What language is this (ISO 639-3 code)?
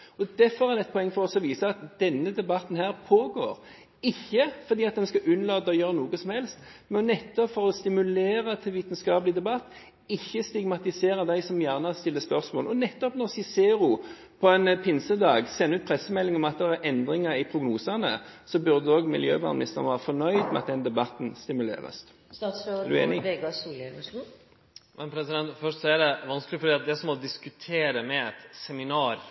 nor